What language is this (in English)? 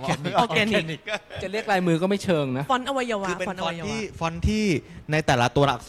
Thai